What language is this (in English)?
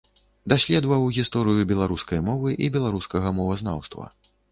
Belarusian